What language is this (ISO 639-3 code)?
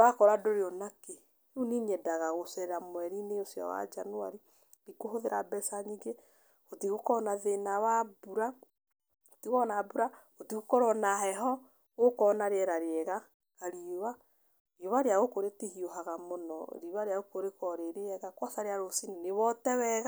kik